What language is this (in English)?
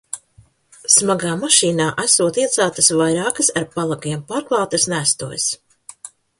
Latvian